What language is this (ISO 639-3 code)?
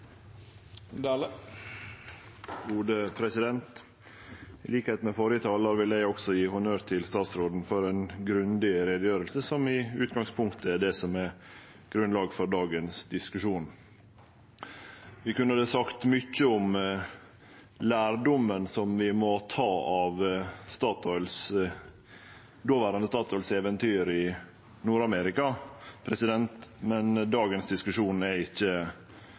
nno